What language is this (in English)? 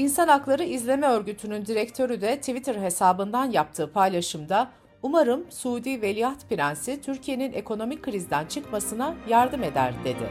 Turkish